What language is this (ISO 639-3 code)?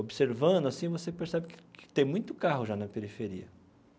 por